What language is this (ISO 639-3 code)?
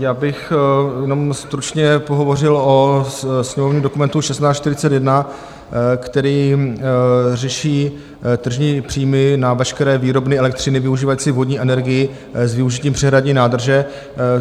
ces